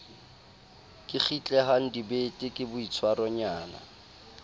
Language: Southern Sotho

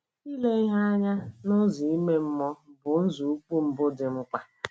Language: Igbo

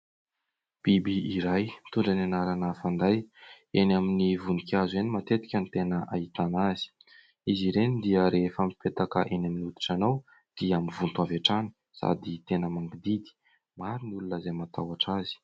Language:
Malagasy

